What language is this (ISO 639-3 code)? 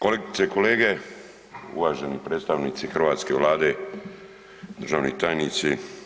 hrv